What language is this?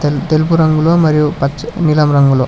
Telugu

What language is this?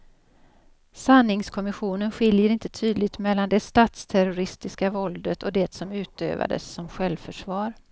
Swedish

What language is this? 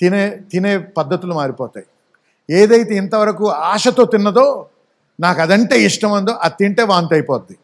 Telugu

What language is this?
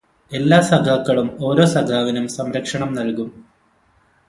Malayalam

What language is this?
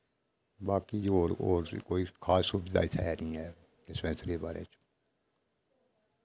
Dogri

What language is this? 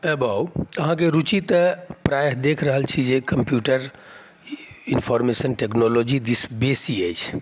Maithili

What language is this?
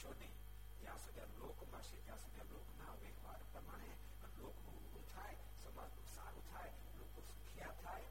Gujarati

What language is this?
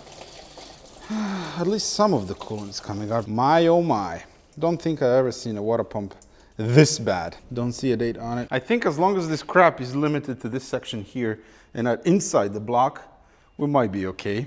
English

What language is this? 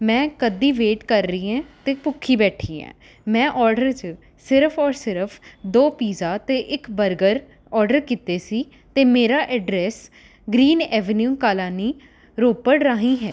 Punjabi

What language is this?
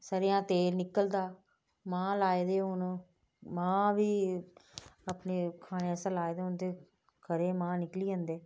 Dogri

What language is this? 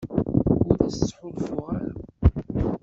Kabyle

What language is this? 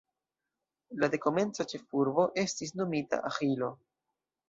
Esperanto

